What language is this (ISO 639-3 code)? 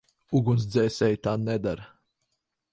lav